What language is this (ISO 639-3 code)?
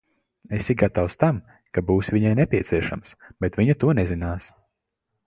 lav